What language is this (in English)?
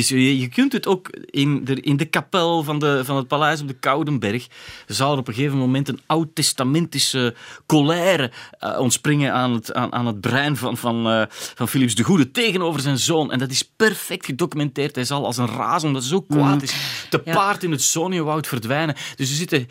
Dutch